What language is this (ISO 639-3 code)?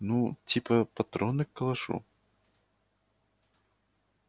rus